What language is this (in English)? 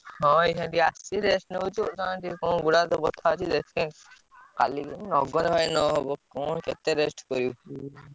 Odia